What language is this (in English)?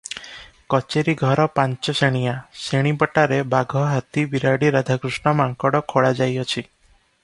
Odia